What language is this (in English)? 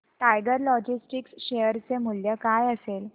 Marathi